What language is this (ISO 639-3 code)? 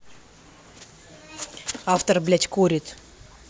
rus